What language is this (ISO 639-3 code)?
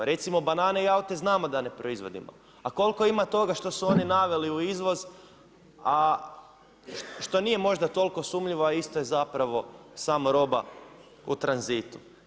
hrv